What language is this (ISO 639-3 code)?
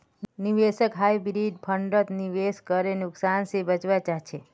mag